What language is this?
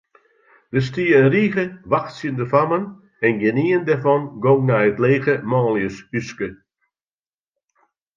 Western Frisian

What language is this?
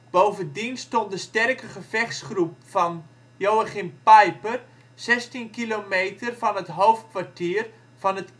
Dutch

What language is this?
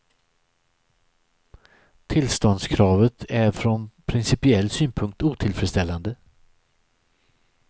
Swedish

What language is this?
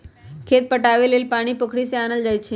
Magahi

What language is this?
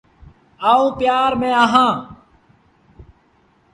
Sindhi Bhil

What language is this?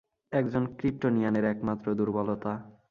Bangla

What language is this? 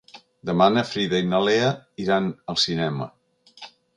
Catalan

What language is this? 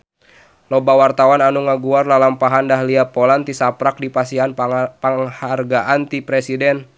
Sundanese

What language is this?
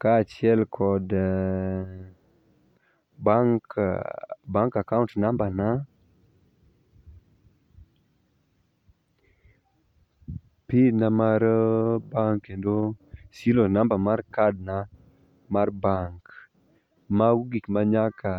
Luo (Kenya and Tanzania)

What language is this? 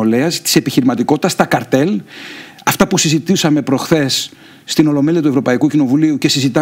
Greek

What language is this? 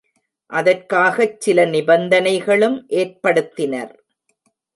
Tamil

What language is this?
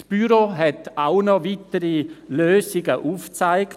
Swiss German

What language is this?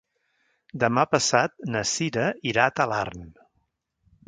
Catalan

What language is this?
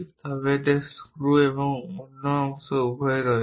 Bangla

